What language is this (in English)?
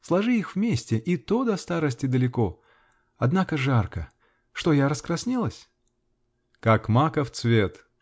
Russian